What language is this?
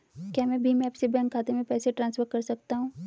Hindi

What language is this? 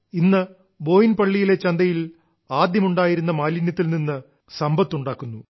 Malayalam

